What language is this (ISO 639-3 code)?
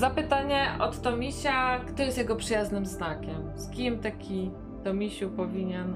pol